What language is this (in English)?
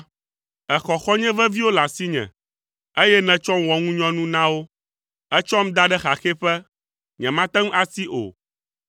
Ewe